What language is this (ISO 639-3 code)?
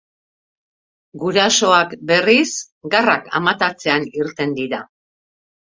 eus